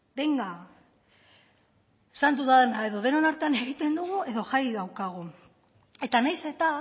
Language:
Basque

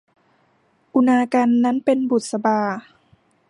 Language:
Thai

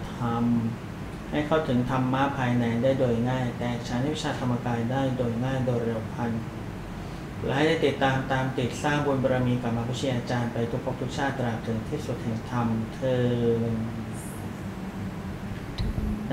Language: Thai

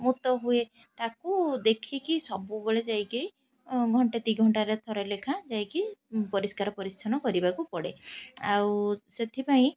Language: Odia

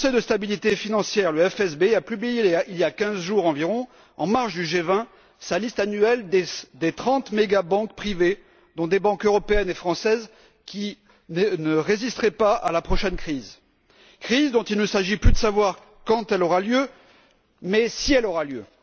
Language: French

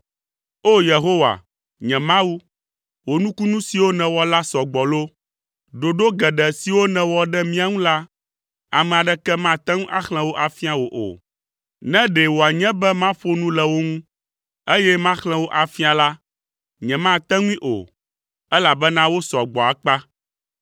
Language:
Ewe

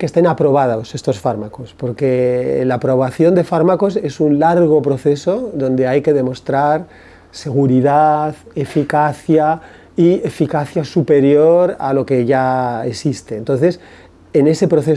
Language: Spanish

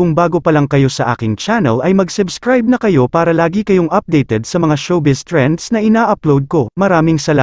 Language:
Filipino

